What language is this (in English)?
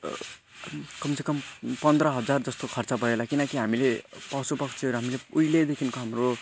Nepali